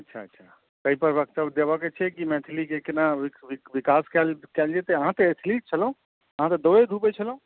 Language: Maithili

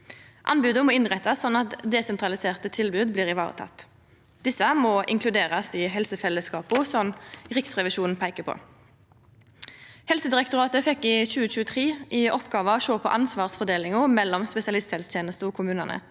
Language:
Norwegian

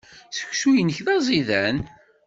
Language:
Kabyle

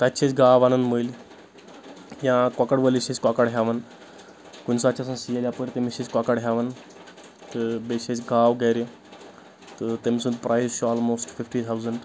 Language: Kashmiri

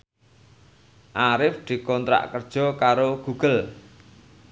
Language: Javanese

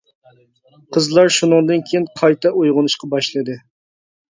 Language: Uyghur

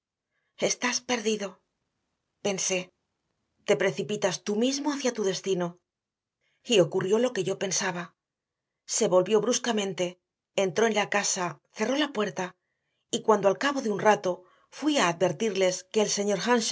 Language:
Spanish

